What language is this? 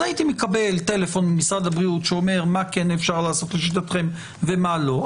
Hebrew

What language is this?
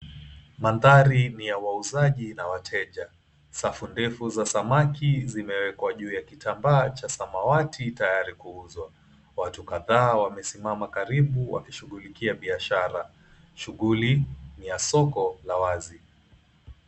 Swahili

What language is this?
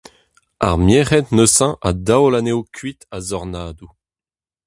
Breton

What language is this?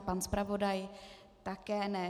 Czech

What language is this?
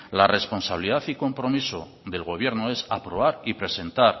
Spanish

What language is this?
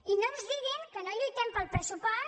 Catalan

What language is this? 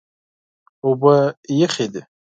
Pashto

